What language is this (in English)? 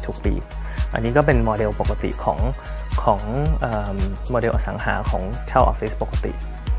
Thai